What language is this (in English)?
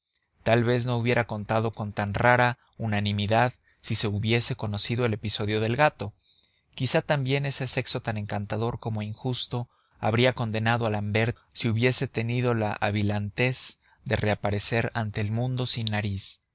Spanish